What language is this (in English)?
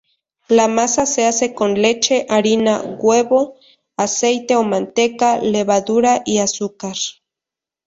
Spanish